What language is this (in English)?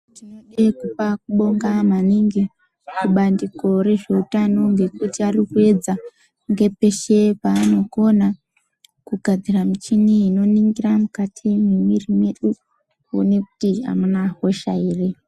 Ndau